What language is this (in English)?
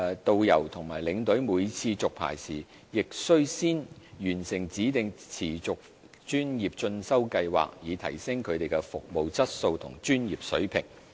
Cantonese